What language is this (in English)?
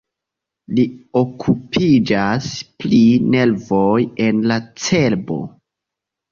Esperanto